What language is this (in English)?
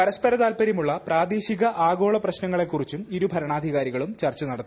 Malayalam